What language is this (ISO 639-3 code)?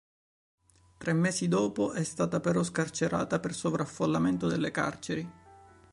ita